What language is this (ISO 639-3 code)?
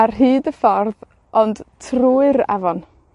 cym